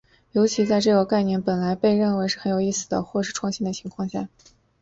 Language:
Chinese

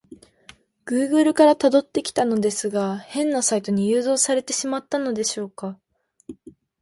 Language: Japanese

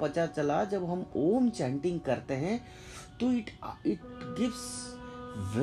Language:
Hindi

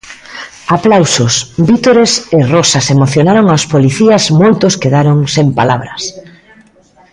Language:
Galician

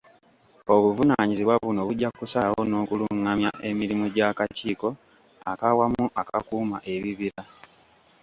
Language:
Ganda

